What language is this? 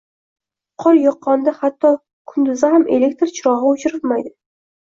Uzbek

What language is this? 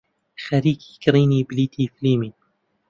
Central Kurdish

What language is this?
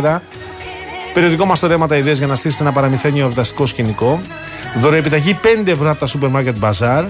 Greek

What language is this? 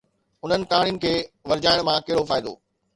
Sindhi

